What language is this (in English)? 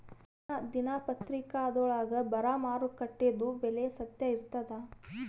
Kannada